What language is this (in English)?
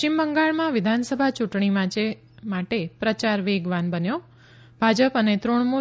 Gujarati